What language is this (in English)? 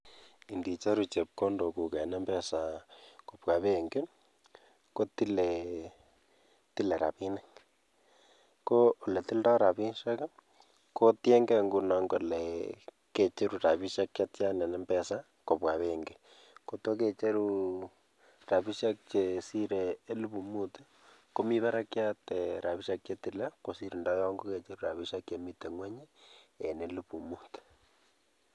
Kalenjin